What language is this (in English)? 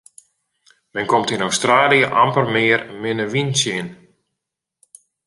Western Frisian